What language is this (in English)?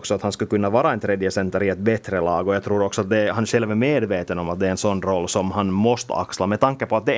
Swedish